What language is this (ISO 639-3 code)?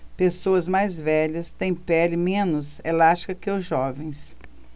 por